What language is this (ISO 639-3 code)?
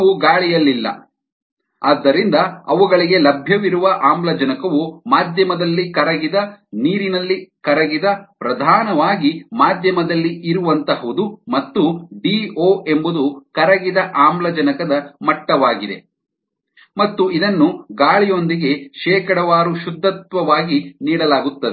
kan